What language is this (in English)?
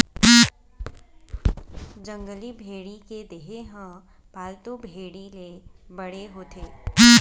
Chhattisgarhi